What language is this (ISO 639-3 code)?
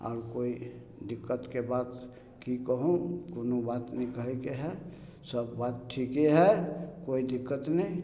mai